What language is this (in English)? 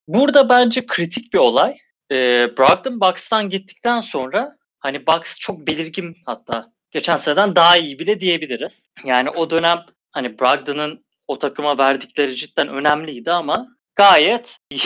Turkish